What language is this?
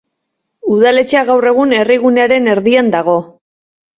Basque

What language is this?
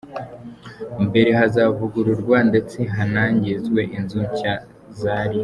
Kinyarwanda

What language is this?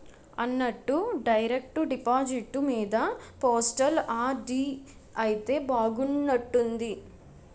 Telugu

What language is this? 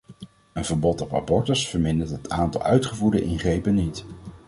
Dutch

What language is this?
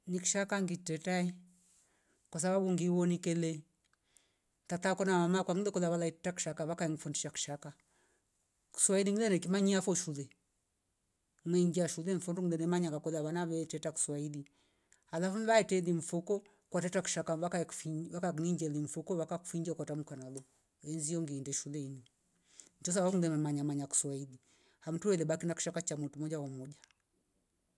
Rombo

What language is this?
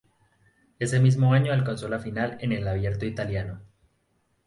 Spanish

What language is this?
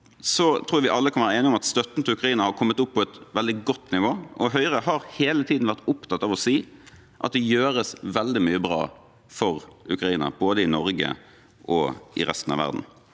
Norwegian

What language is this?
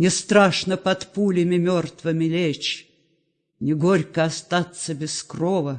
Russian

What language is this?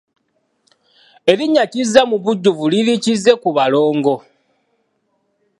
Ganda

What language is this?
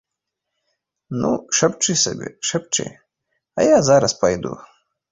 Belarusian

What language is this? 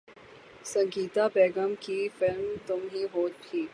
Urdu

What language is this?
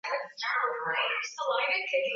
Swahili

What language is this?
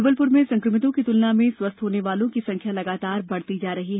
Hindi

